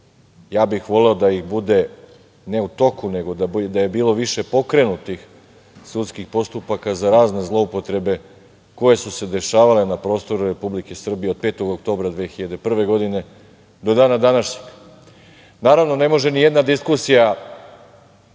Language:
Serbian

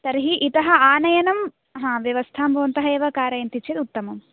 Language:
Sanskrit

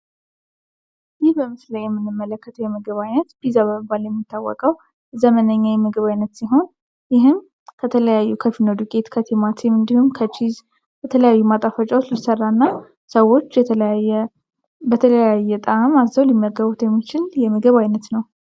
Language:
Amharic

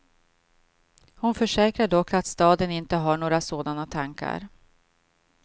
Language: Swedish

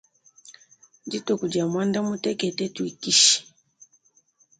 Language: Luba-Lulua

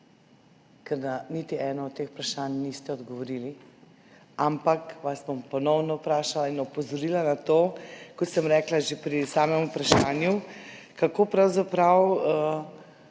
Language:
Slovenian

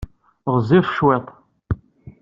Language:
Kabyle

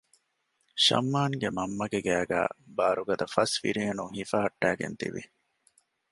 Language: Divehi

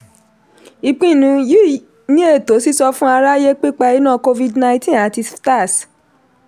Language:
Yoruba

